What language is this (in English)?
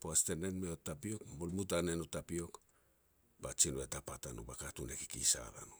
Petats